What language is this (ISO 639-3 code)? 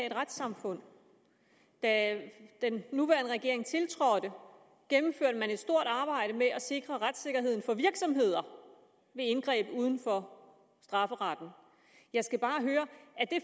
dan